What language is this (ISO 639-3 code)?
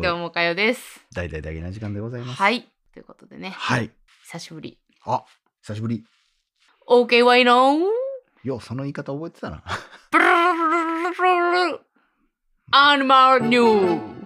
jpn